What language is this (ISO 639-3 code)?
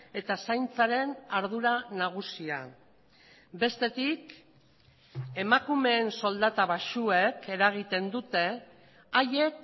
eus